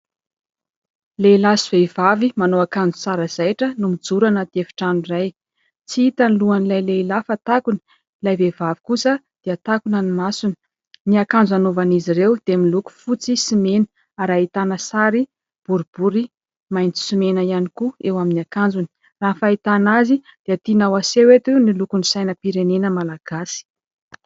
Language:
Malagasy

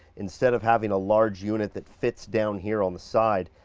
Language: English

